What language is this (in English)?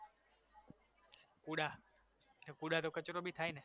Gujarati